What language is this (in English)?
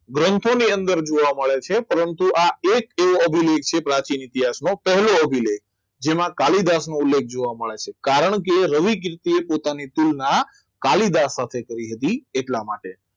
Gujarati